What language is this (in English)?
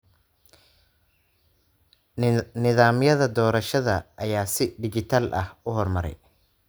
Somali